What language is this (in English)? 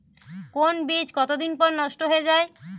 Bangla